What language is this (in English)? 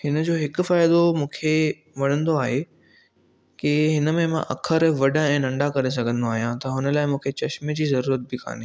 Sindhi